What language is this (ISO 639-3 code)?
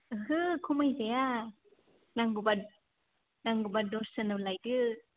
brx